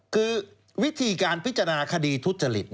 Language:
Thai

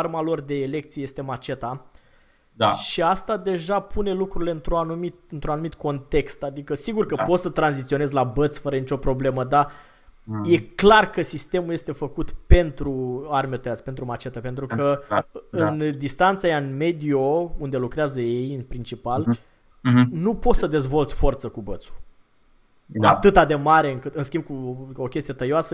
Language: Romanian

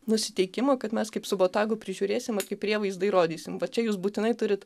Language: Lithuanian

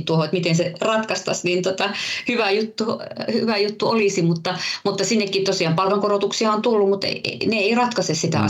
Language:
Finnish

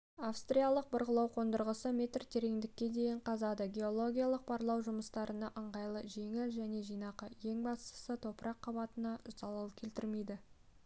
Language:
Kazakh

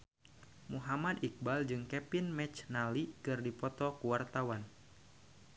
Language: Sundanese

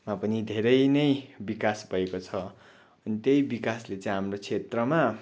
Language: Nepali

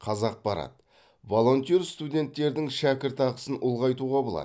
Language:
Kazakh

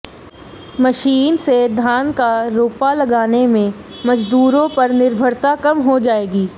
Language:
Hindi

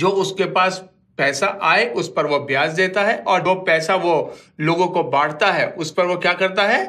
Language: Hindi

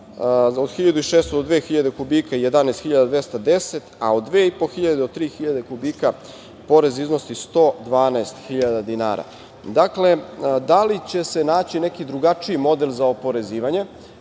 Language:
Serbian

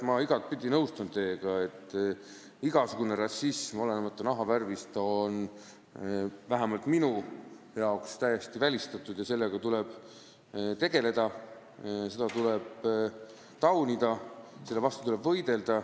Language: Estonian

